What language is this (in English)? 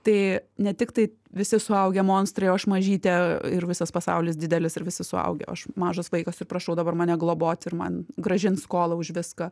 Lithuanian